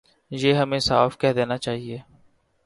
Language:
Urdu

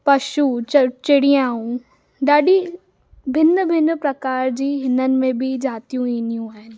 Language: Sindhi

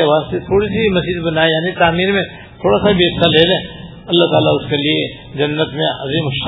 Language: Urdu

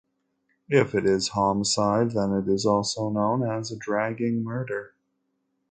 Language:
English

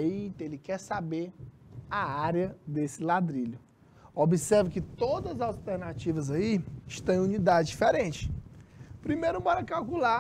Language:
Portuguese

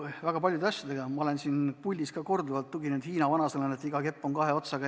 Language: Estonian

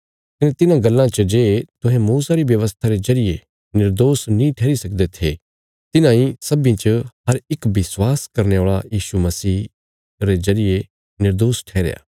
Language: Bilaspuri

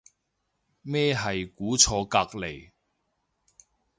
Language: Cantonese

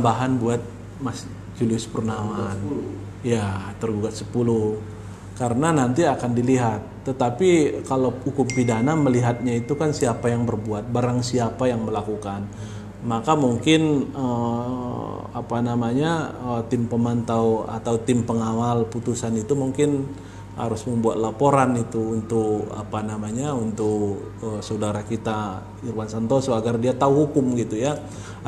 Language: Indonesian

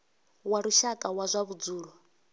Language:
Venda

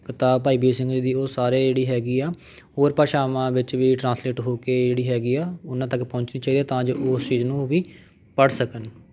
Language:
Punjabi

